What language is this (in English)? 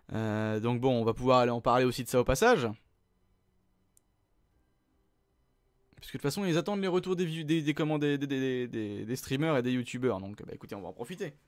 French